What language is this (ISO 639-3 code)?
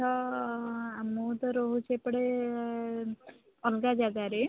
ori